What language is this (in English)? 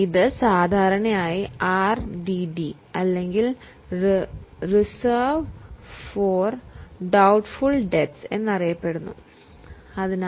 Malayalam